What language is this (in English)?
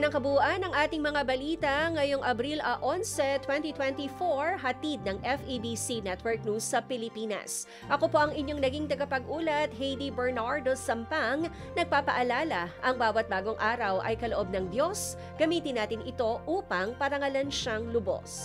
Filipino